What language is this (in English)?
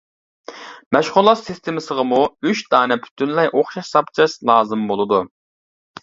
Uyghur